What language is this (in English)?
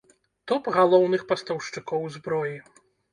Belarusian